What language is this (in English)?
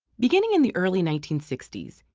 English